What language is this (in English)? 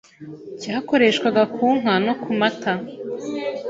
Kinyarwanda